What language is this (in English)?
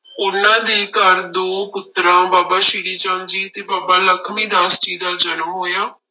Punjabi